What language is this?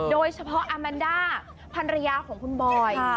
Thai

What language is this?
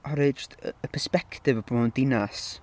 Welsh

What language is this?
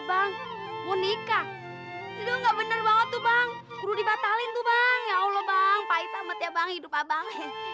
Indonesian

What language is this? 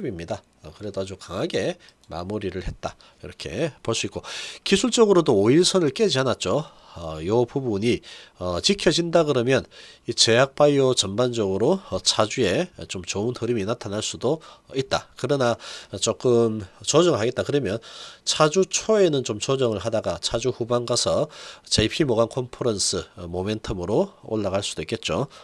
Korean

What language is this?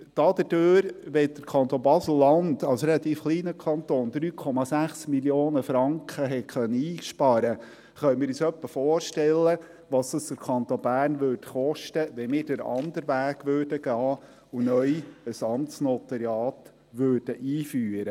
Swiss German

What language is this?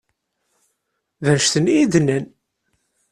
Kabyle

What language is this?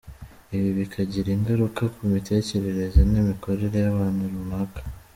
Kinyarwanda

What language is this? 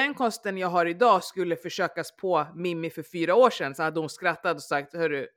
Swedish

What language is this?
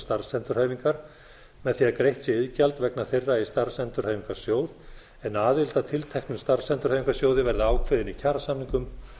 Icelandic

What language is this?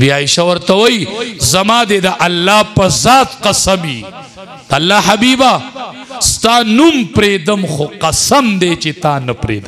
Arabic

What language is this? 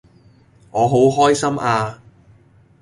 Cantonese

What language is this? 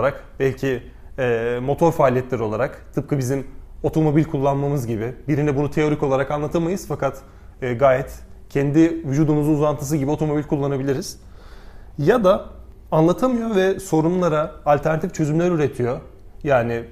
Turkish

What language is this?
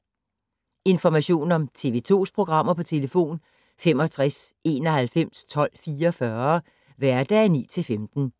Danish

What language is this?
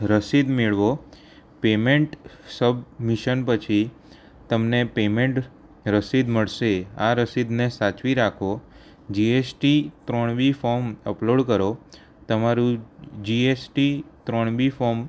Gujarati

